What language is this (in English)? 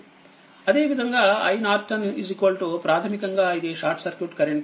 Telugu